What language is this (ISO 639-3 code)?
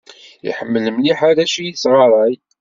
kab